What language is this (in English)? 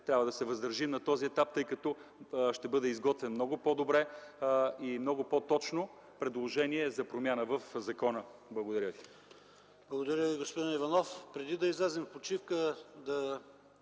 Bulgarian